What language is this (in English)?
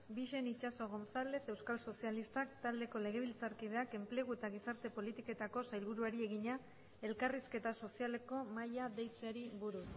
Basque